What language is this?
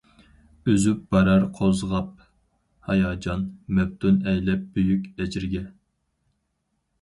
Uyghur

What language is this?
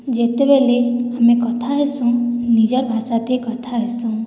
Odia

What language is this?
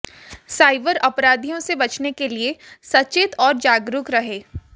Hindi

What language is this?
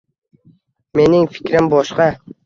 Uzbek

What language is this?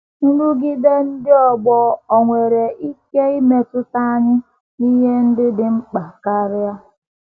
Igbo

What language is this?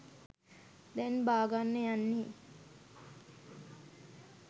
Sinhala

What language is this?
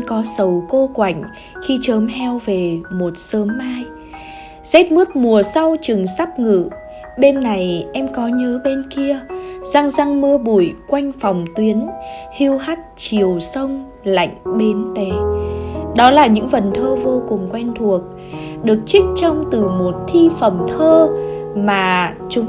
Vietnamese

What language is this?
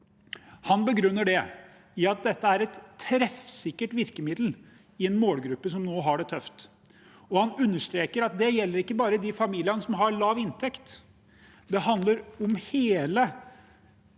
Norwegian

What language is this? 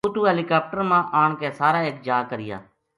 Gujari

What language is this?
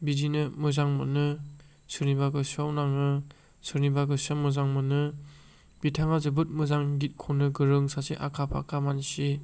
Bodo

